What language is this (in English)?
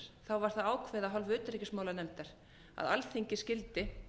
Icelandic